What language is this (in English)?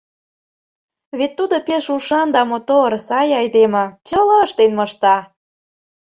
Mari